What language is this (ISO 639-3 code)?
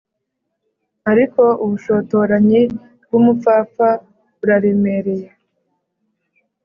kin